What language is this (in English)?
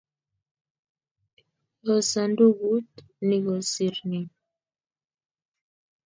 Kalenjin